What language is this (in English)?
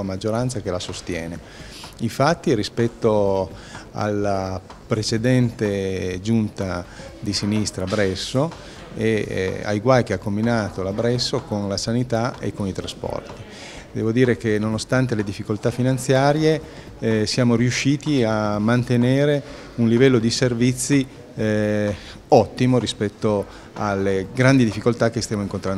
Italian